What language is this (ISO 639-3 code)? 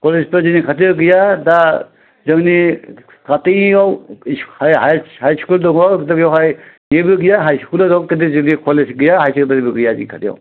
brx